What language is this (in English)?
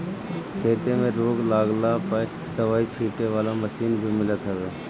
Bhojpuri